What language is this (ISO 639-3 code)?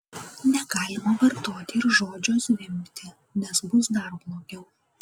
lit